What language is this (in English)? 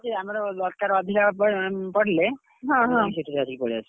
Odia